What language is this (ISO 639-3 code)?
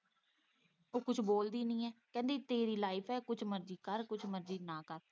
pan